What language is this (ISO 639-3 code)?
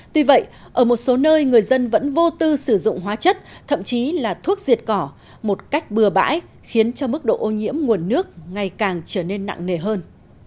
vie